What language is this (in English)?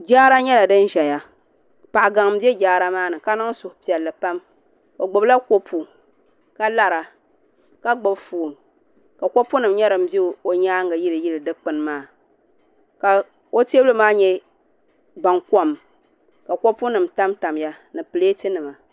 Dagbani